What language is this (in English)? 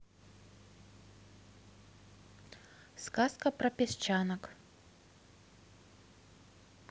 Russian